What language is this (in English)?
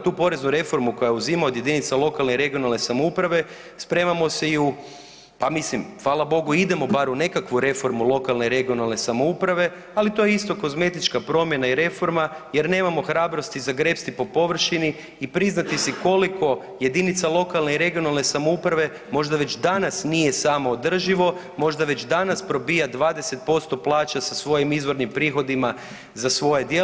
Croatian